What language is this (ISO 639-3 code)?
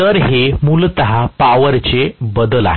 mar